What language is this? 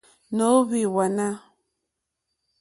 Mokpwe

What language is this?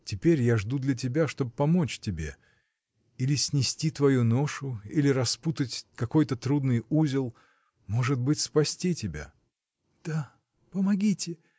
Russian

